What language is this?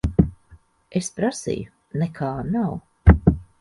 Latvian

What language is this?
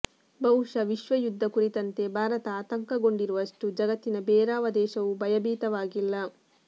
Kannada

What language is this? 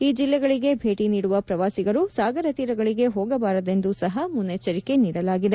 Kannada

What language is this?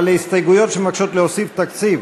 Hebrew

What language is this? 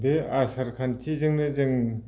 Bodo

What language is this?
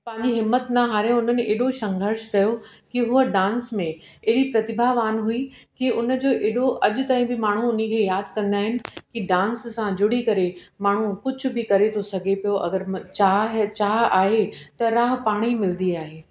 Sindhi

